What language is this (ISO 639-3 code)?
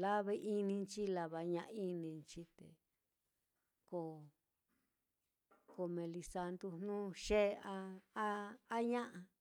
vmm